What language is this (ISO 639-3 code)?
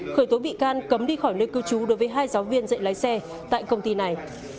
vie